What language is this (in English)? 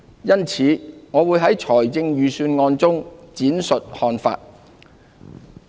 Cantonese